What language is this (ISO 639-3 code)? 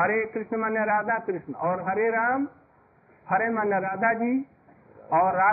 hin